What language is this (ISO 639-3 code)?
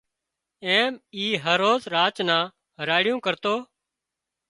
kxp